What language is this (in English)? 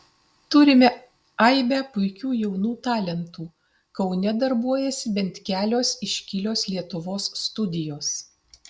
Lithuanian